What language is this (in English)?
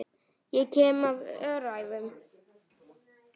Icelandic